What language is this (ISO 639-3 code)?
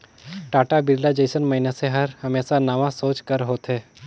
hne